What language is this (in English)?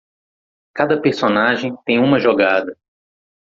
Portuguese